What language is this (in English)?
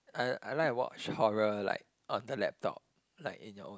English